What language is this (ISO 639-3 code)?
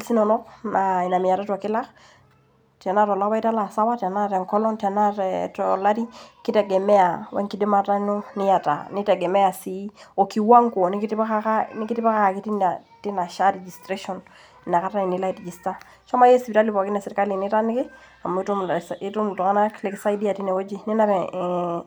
mas